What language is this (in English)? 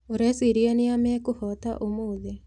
Kikuyu